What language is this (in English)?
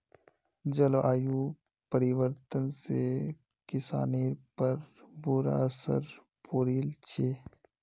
Magahi